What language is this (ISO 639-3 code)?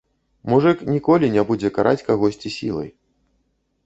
bel